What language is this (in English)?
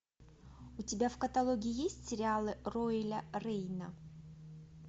Russian